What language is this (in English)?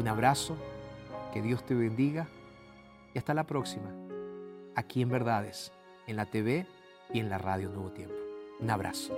Spanish